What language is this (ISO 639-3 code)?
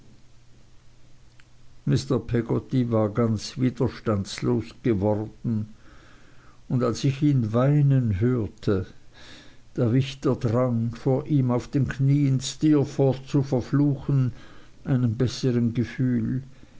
deu